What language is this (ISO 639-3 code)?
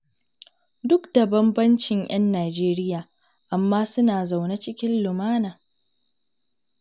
hau